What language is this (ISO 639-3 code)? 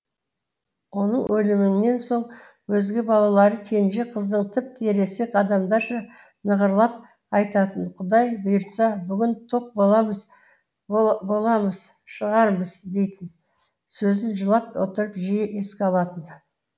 kaz